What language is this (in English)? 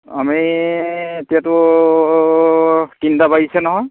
Assamese